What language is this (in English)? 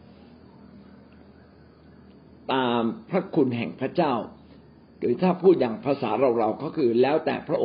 Thai